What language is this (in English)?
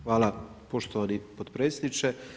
Croatian